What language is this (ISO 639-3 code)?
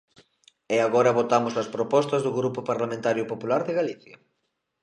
glg